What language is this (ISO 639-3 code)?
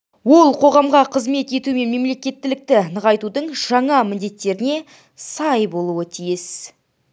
kaz